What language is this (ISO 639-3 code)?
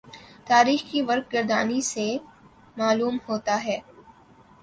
urd